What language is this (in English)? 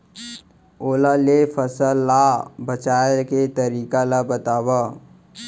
Chhattisgarhi